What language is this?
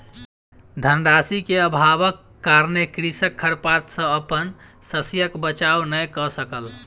Maithili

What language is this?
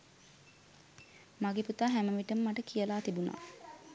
Sinhala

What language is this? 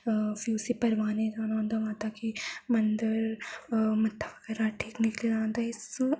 Dogri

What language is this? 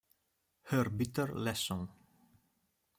Italian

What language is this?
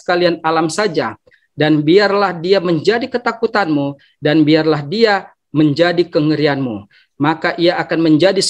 Indonesian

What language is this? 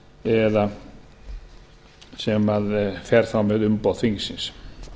Icelandic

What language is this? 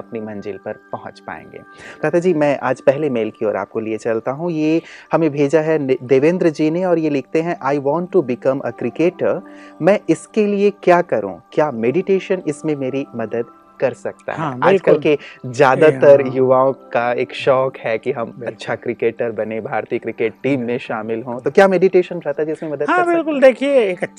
Hindi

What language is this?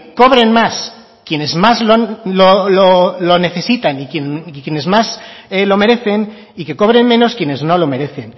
Spanish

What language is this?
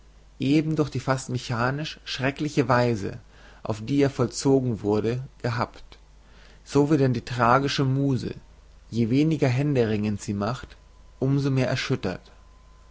German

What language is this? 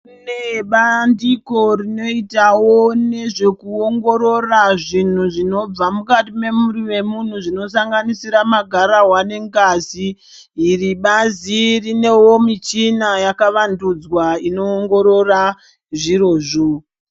Ndau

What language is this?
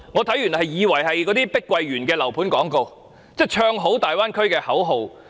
Cantonese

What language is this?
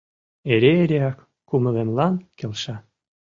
Mari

